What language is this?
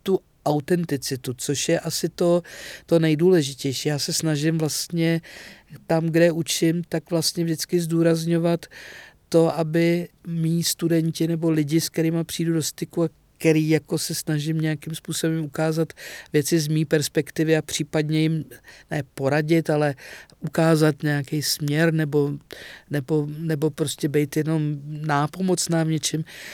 Czech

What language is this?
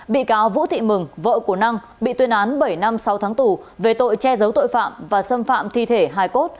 Vietnamese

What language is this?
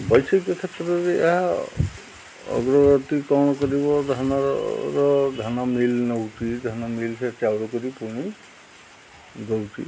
Odia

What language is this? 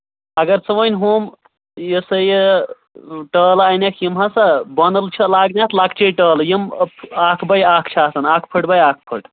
Kashmiri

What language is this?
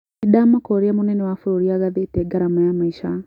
Kikuyu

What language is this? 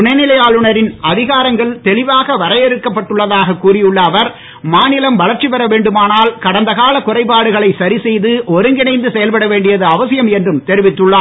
Tamil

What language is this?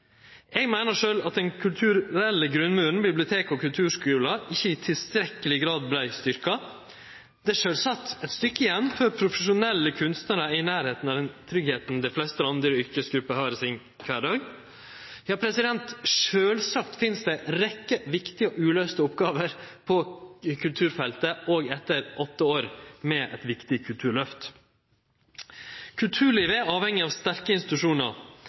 Norwegian Nynorsk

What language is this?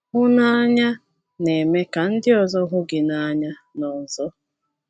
Igbo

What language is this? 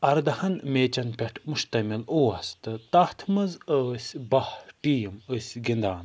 Kashmiri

